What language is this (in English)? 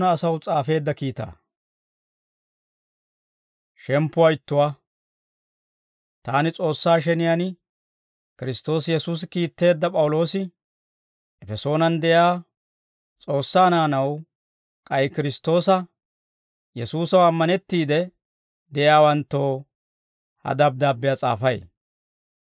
Dawro